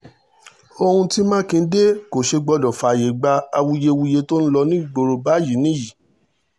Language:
Yoruba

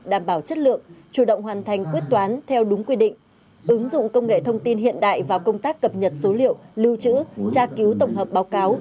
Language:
Vietnamese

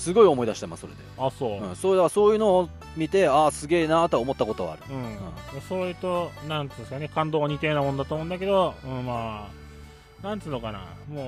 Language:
Japanese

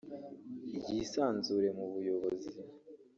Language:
Kinyarwanda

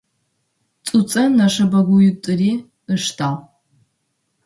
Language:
Adyghe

